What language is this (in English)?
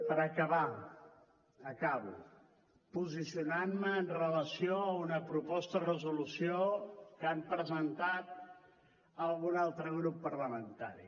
Catalan